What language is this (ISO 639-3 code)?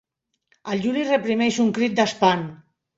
cat